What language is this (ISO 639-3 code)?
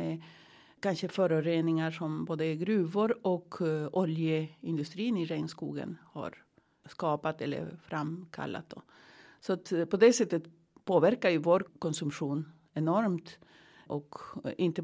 swe